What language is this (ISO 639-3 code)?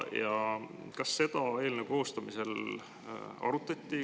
est